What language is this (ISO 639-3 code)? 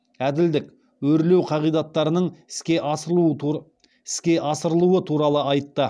kaz